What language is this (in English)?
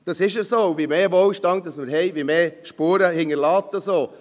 Swiss German